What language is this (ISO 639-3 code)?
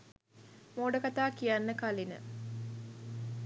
sin